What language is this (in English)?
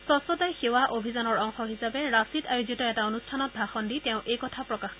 Assamese